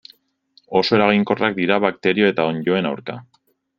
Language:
Basque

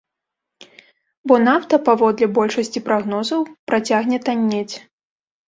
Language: Belarusian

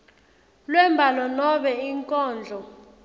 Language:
Swati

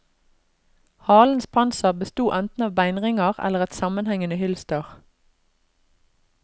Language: Norwegian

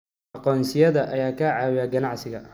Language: Somali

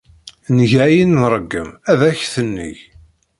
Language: Kabyle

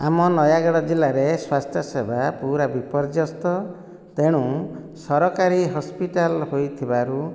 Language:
Odia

